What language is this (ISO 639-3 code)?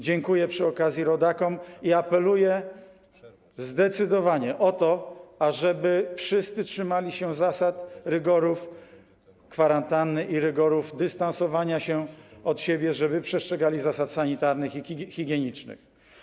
pol